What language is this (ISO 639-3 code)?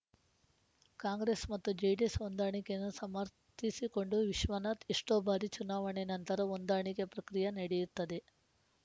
kan